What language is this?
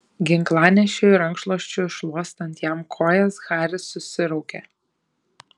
Lithuanian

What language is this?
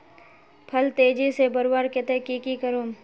Magahi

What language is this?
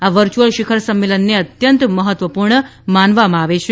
Gujarati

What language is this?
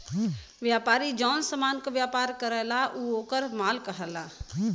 Bhojpuri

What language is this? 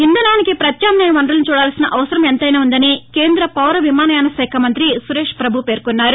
Telugu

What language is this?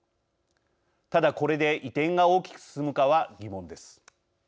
Japanese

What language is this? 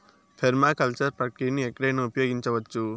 Telugu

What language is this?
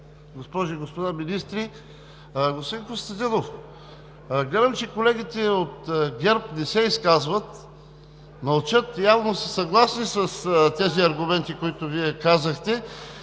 Bulgarian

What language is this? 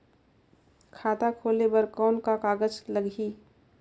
Chhattisgarhi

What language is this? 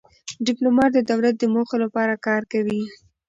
Pashto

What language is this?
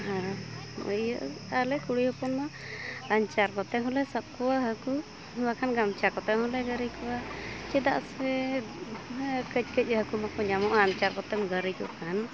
Santali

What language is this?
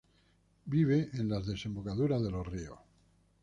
Spanish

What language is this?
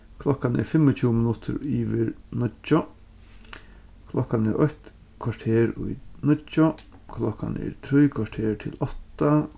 Faroese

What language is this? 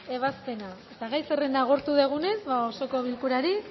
Basque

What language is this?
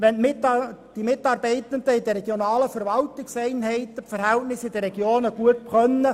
Swiss German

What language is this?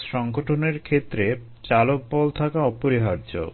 Bangla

